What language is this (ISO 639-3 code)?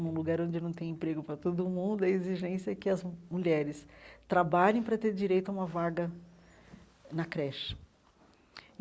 por